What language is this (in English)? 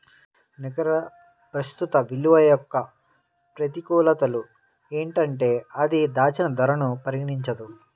Telugu